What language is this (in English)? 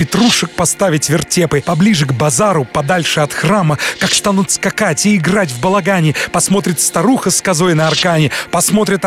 Russian